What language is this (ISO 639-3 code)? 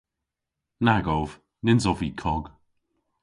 cor